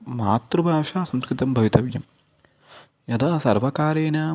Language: Sanskrit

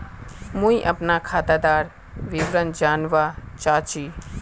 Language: Magahi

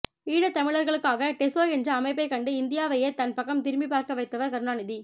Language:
Tamil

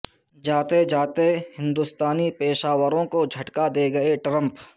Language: Urdu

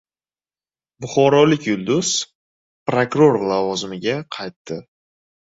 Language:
Uzbek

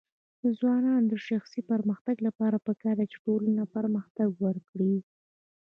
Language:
Pashto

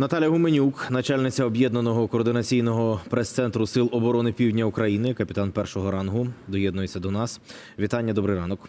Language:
Ukrainian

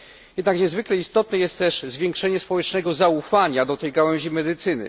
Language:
Polish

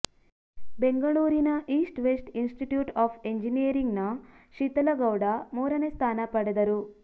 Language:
Kannada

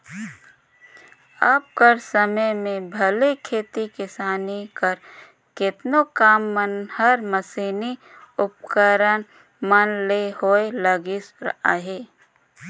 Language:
Chhattisgarhi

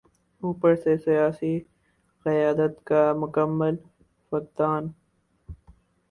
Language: Urdu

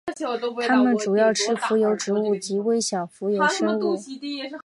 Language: Chinese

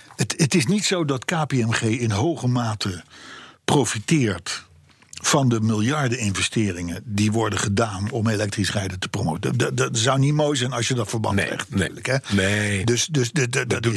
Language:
Dutch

